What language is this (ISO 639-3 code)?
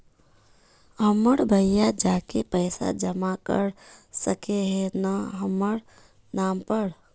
mag